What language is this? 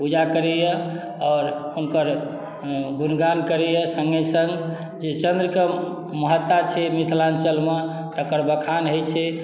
Maithili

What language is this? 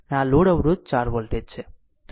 Gujarati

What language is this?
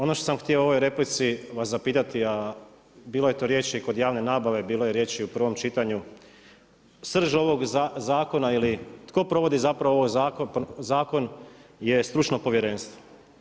Croatian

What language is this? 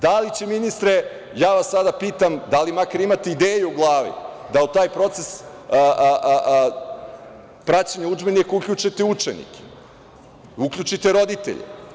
Serbian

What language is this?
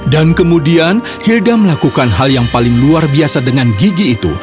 Indonesian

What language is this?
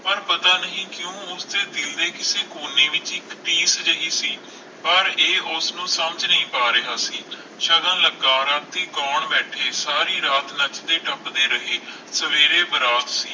Punjabi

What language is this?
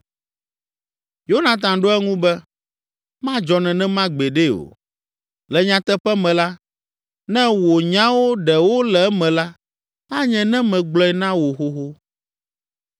Ewe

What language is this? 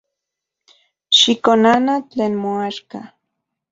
Central Puebla Nahuatl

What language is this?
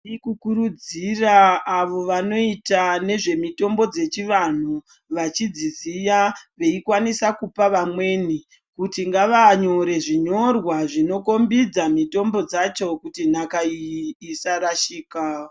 Ndau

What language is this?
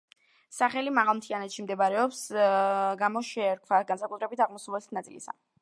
Georgian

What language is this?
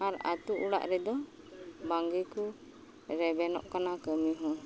Santali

